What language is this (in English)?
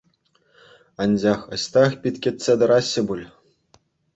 Chuvash